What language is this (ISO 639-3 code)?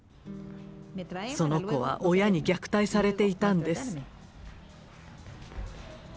jpn